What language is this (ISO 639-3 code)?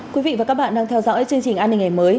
vie